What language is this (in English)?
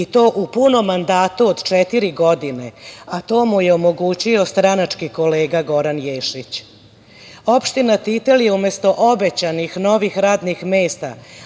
Serbian